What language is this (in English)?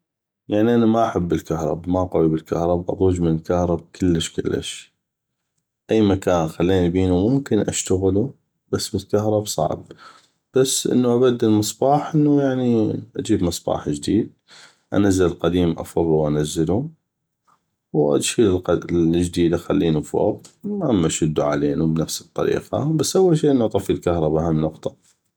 North Mesopotamian Arabic